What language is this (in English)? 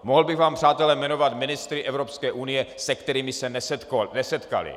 Czech